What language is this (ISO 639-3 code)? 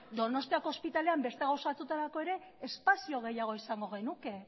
eus